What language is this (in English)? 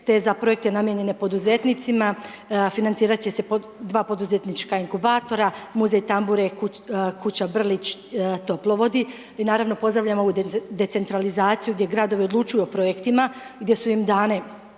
Croatian